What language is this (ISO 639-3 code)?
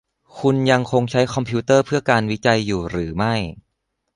tha